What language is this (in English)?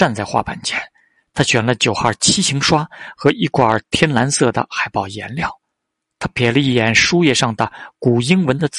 Chinese